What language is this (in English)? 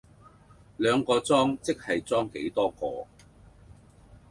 Cantonese